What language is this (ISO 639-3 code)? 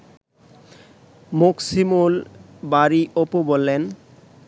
ben